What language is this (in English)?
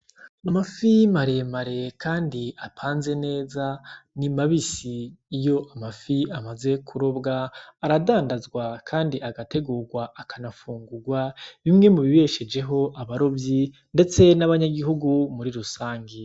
Rundi